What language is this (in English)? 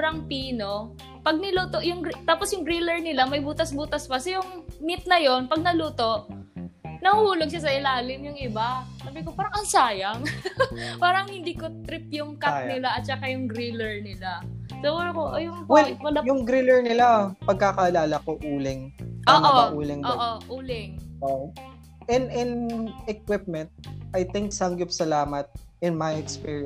Filipino